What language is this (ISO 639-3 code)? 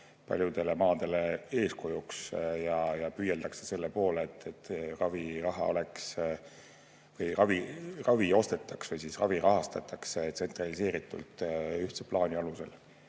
est